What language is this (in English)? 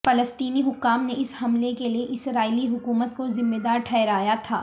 Urdu